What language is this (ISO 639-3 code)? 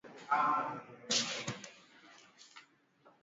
swa